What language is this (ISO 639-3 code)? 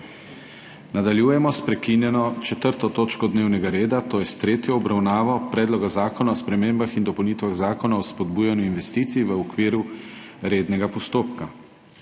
slv